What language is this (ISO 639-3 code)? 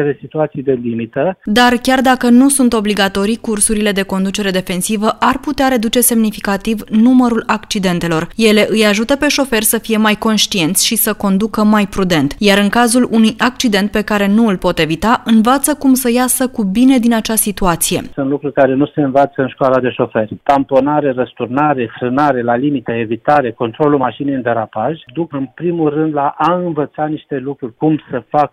ron